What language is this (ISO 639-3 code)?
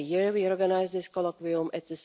eng